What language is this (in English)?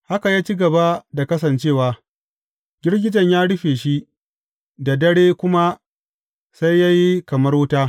Hausa